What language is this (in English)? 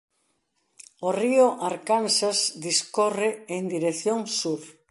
Galician